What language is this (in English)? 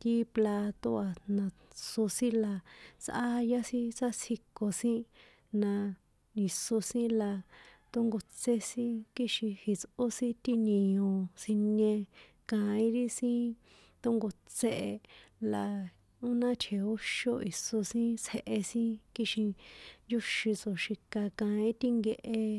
San Juan Atzingo Popoloca